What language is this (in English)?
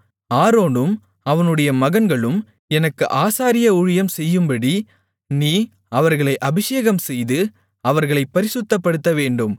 Tamil